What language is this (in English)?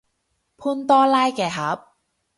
Cantonese